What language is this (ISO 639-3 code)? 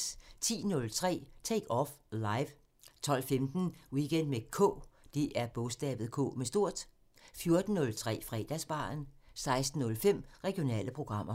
dan